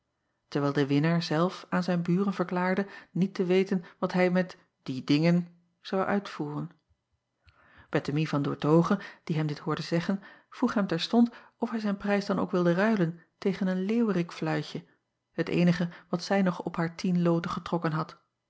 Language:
Dutch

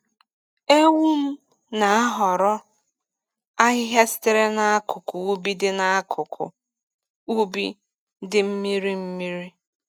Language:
Igbo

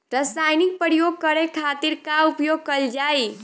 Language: Bhojpuri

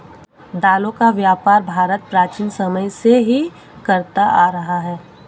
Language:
Hindi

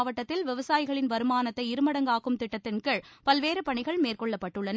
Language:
Tamil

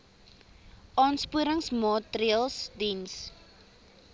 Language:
Afrikaans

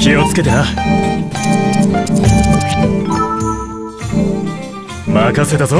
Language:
Japanese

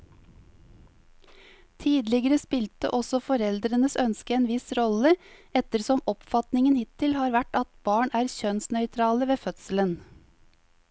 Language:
Norwegian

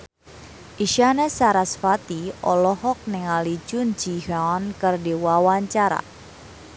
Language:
Sundanese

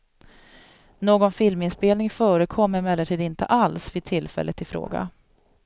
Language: Swedish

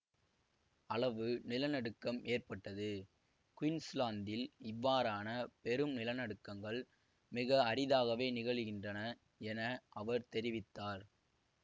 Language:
Tamil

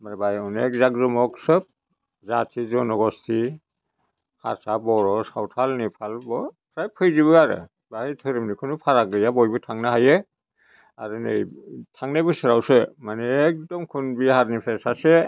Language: Bodo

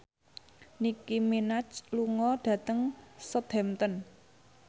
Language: Javanese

